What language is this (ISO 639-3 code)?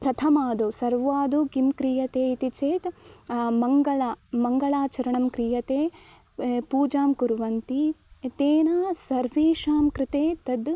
san